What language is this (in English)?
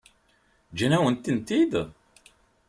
Kabyle